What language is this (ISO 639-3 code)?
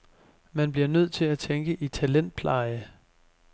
dan